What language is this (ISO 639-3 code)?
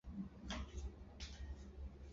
zho